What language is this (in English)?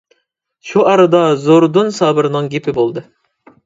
Uyghur